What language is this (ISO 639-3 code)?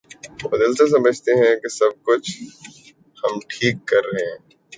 urd